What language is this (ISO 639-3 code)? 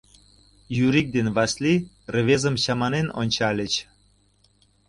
chm